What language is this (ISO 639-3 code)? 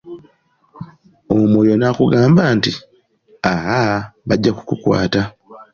lug